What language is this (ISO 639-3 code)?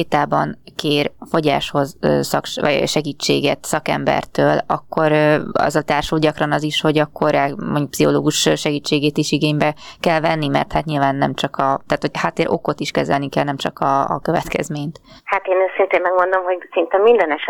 hun